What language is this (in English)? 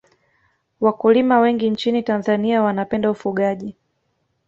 Swahili